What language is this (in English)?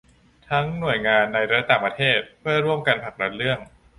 Thai